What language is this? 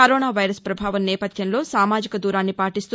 Telugu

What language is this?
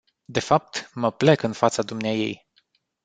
Romanian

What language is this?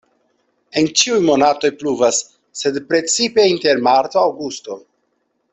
Esperanto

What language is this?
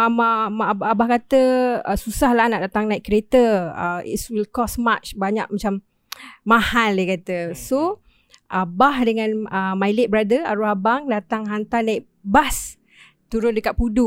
Malay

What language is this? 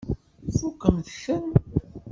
Kabyle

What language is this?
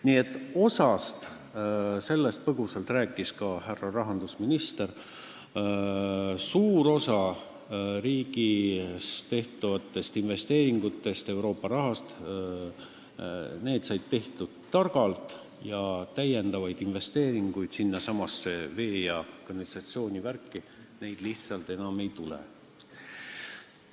Estonian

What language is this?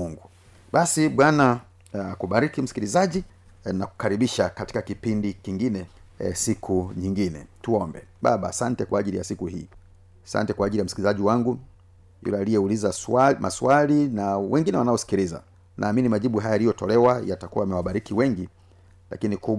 Swahili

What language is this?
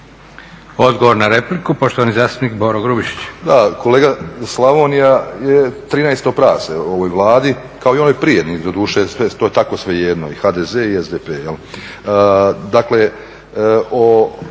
Croatian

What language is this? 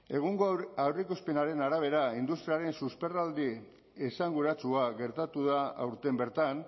Basque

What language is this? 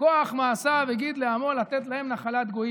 Hebrew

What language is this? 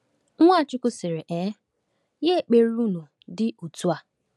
Igbo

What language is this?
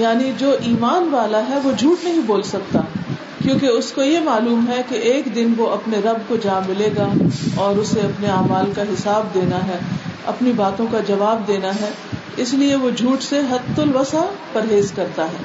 Urdu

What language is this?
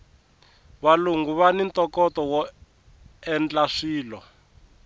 Tsonga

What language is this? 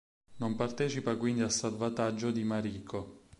Italian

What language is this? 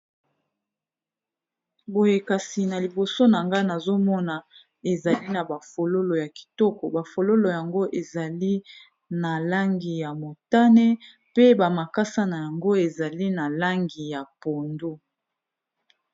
Lingala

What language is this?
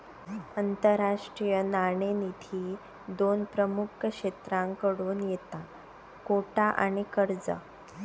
Marathi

